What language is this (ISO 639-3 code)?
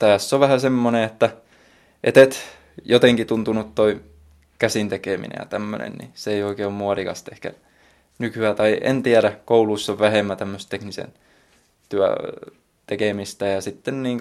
fin